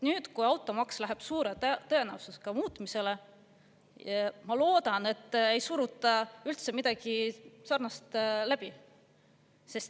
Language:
Estonian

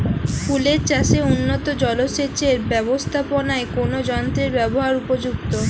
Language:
Bangla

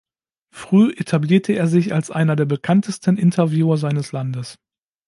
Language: German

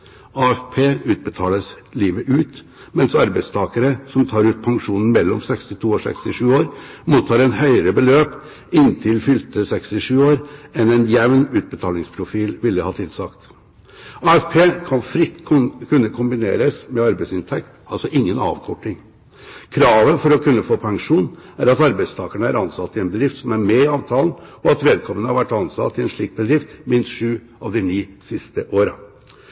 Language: Norwegian Bokmål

